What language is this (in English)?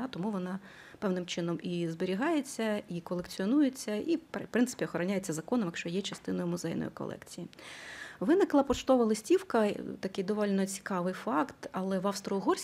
Ukrainian